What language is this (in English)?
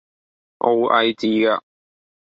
Cantonese